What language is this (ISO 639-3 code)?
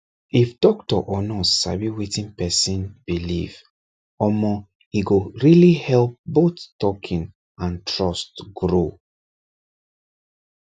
pcm